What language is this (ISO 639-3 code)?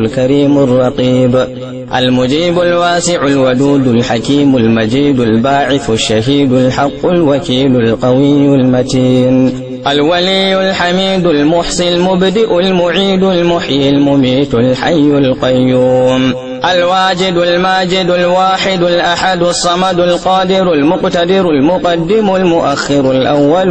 ara